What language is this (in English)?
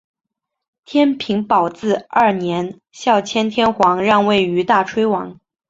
Chinese